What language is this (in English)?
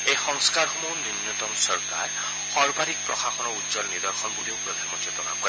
Assamese